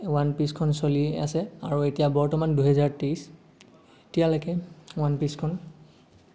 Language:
Assamese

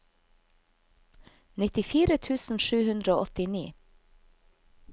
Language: Norwegian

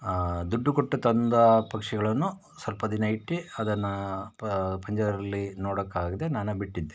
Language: Kannada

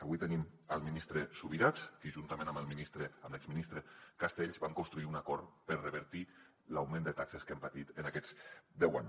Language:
Catalan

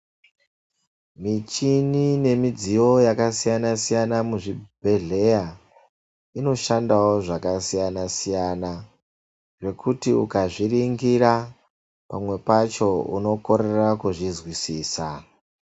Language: Ndau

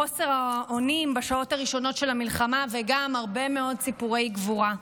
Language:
Hebrew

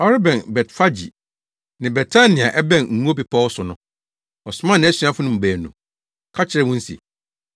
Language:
Akan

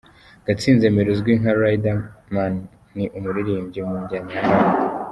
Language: Kinyarwanda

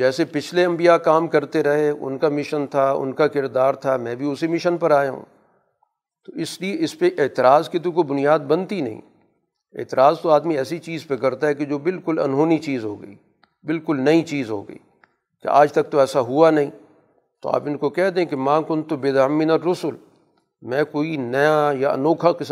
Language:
Urdu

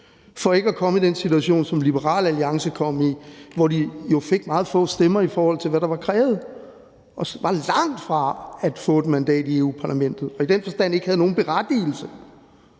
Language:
Danish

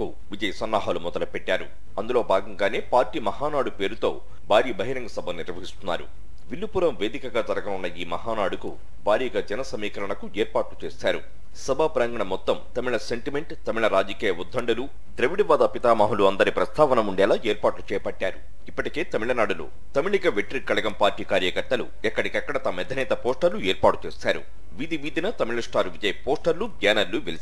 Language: Romanian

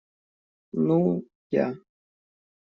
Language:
Russian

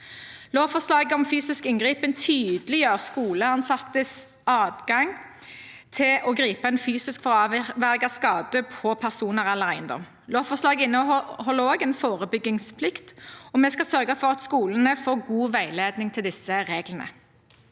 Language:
Norwegian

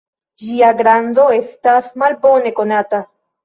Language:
Esperanto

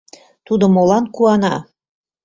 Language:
Mari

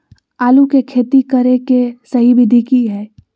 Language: Magahi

